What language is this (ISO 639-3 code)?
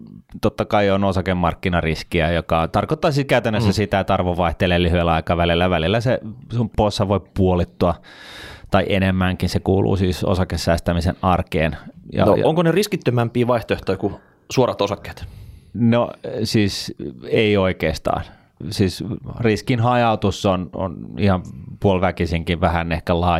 fin